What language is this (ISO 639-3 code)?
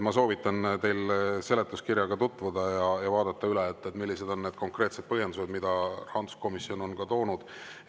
est